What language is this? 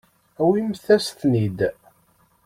Kabyle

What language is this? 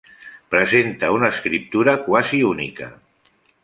Catalan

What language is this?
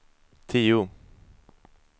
Swedish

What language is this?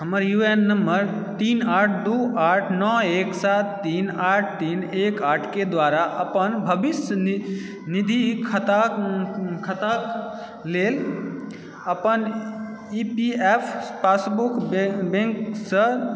Maithili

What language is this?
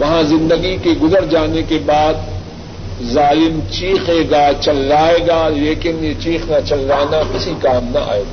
Urdu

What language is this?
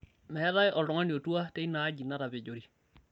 Masai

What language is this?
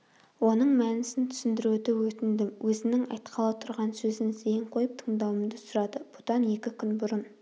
Kazakh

